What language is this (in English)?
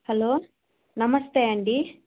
Telugu